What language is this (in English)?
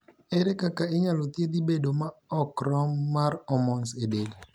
Luo (Kenya and Tanzania)